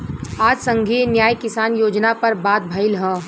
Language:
Bhojpuri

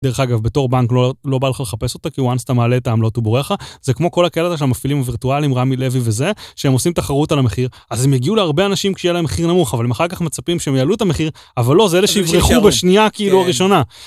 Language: Hebrew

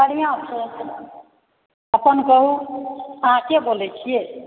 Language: Maithili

